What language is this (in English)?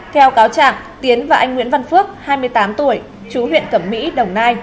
Vietnamese